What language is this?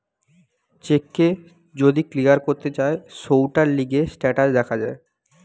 Bangla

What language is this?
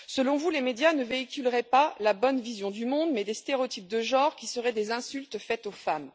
French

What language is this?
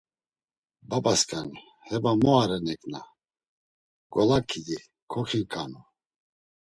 Laz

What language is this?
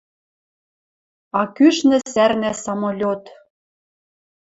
Western Mari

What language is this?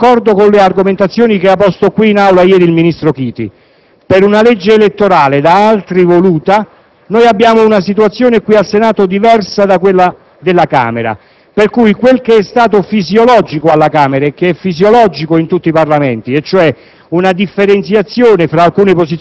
Italian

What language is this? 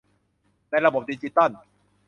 Thai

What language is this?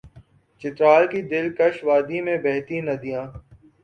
Urdu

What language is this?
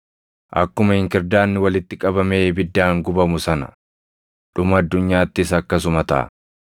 Oromo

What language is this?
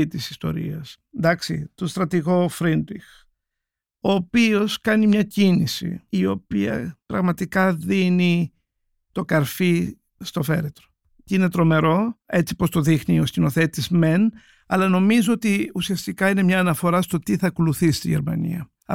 Greek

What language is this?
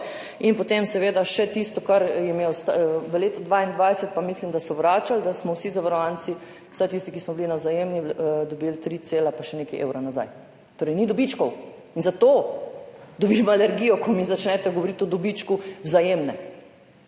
Slovenian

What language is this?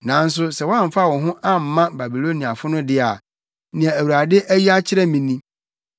Akan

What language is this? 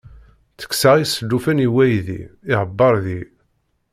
Kabyle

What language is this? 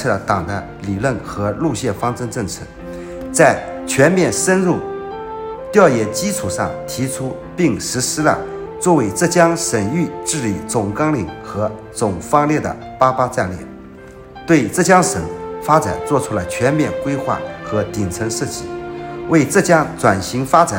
Chinese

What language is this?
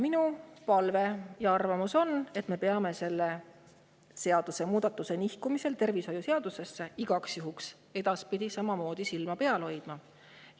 Estonian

